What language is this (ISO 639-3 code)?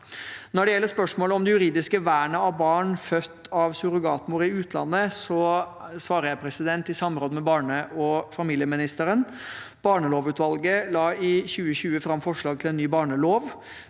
nor